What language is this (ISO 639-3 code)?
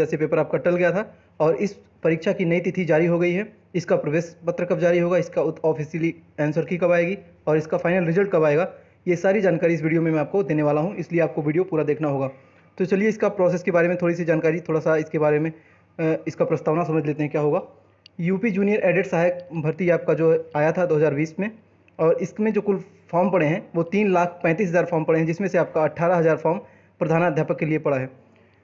hin